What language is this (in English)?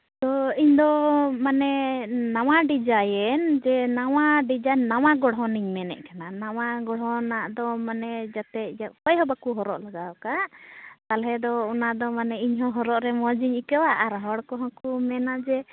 Santali